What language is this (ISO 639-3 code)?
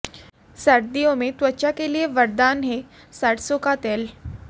hin